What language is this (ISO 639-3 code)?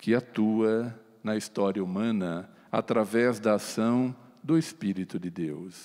por